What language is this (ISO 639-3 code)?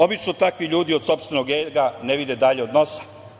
srp